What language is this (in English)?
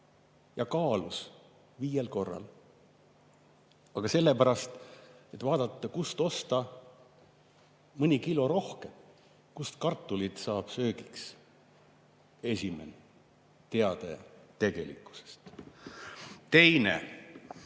Estonian